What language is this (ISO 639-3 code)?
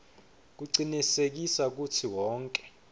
ssw